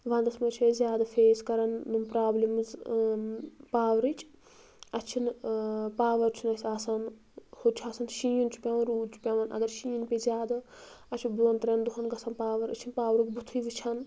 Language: Kashmiri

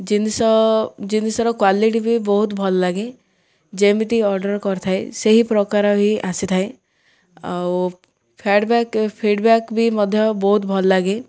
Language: Odia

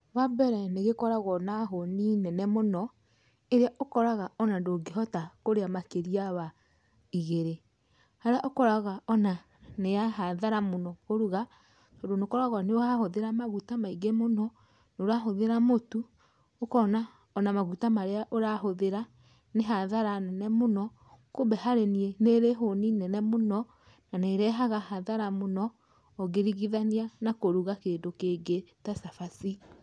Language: Kikuyu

